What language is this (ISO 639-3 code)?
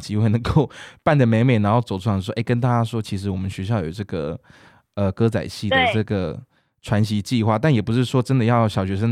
zho